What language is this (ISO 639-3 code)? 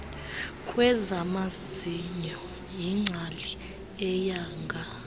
xho